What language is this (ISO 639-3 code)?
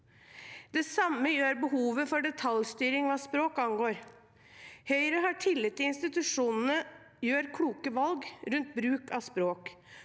nor